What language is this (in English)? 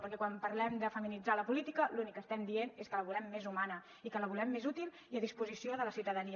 Catalan